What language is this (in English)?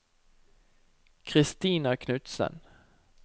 Norwegian